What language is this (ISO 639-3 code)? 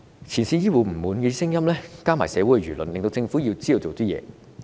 yue